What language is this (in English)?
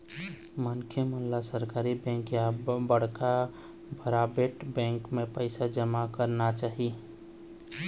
Chhattisgarhi